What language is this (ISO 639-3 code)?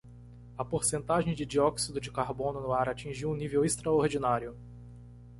por